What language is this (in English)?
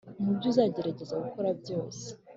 Kinyarwanda